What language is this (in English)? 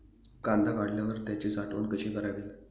Marathi